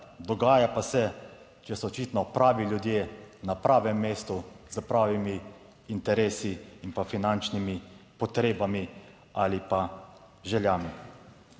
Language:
Slovenian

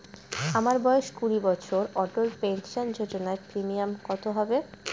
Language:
Bangla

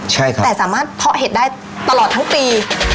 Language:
Thai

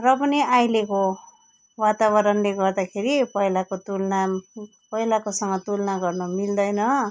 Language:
Nepali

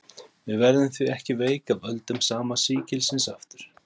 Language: Icelandic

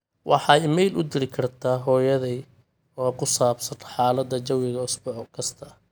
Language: Somali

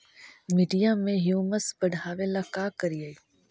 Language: Magahi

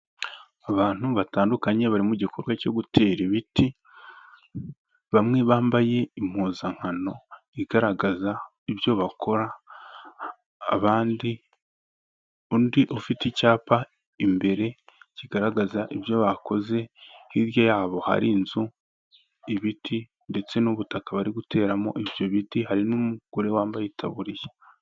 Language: Kinyarwanda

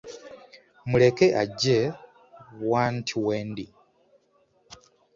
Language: Ganda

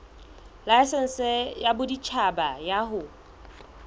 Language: Southern Sotho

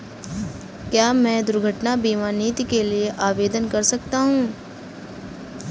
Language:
Hindi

